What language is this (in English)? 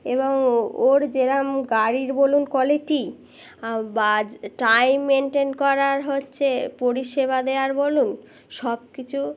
Bangla